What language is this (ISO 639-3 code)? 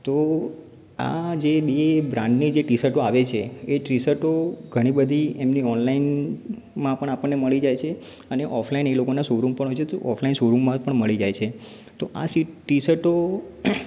guj